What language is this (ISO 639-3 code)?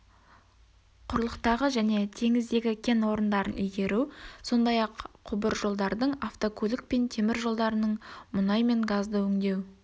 kaz